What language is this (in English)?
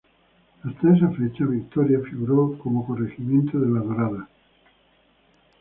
Spanish